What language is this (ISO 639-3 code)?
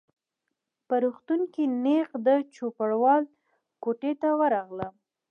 pus